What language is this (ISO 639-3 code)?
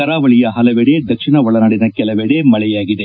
kan